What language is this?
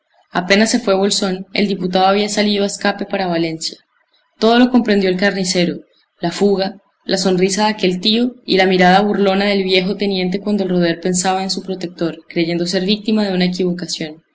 Spanish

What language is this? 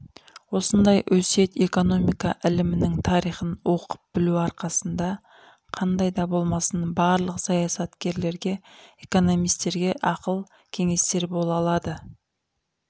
Kazakh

